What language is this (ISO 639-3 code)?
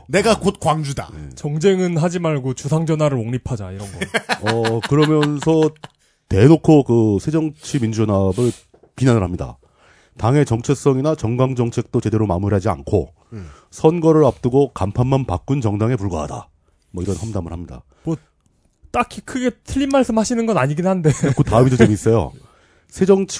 kor